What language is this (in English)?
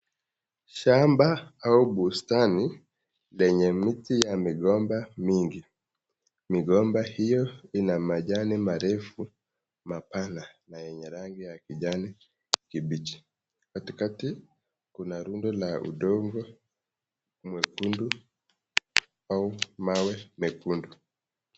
Swahili